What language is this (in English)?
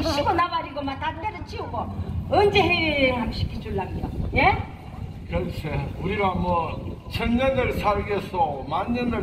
Korean